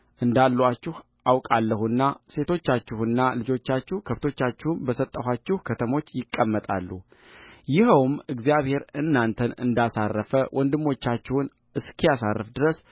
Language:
Amharic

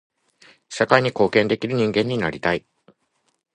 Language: Japanese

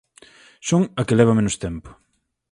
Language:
Galician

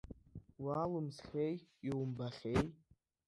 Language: Abkhazian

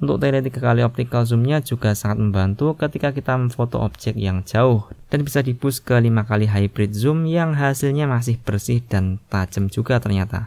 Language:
Indonesian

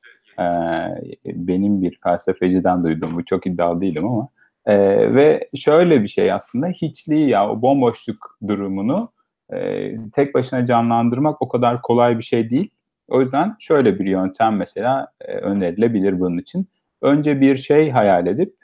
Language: Turkish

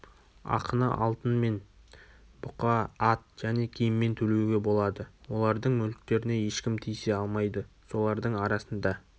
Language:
Kazakh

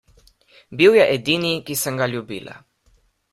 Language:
Slovenian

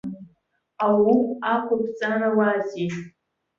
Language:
Abkhazian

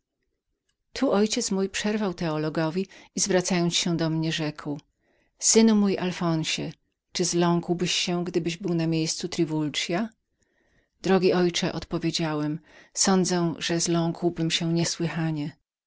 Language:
Polish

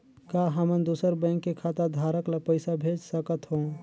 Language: Chhattisgarhi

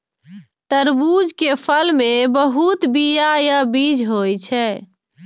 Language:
Maithili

